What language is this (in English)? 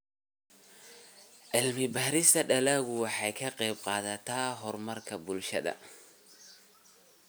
Somali